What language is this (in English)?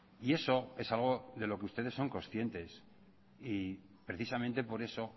Spanish